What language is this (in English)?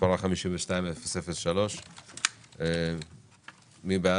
Hebrew